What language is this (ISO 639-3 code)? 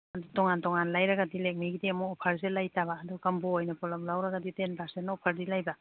mni